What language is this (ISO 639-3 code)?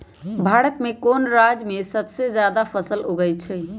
mag